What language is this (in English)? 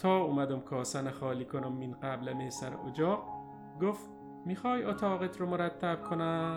Persian